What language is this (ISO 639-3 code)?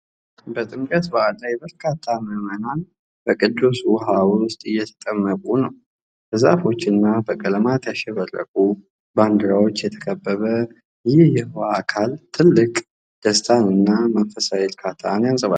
amh